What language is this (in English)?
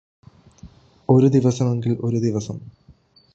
Malayalam